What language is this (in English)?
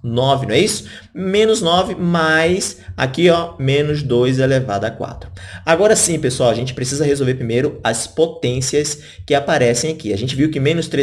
Portuguese